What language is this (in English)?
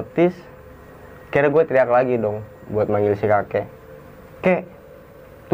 Indonesian